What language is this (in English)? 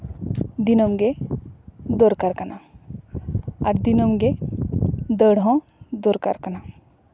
Santali